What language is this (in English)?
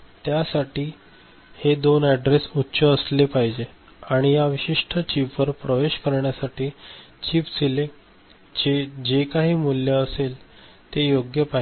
Marathi